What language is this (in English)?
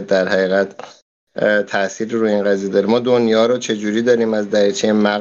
Persian